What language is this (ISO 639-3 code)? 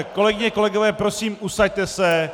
ces